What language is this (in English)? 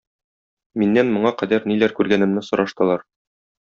Tatar